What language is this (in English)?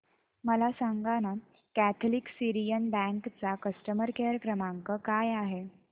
Marathi